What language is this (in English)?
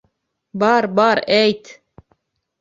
Bashkir